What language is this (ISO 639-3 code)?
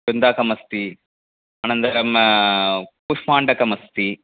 san